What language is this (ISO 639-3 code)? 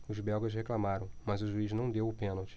por